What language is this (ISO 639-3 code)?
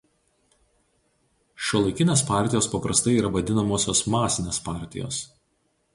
lit